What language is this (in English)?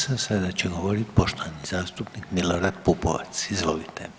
Croatian